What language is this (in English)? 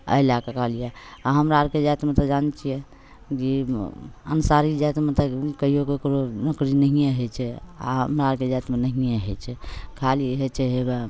Maithili